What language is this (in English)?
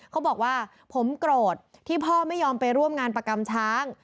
Thai